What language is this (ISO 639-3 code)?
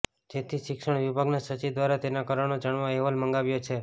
guj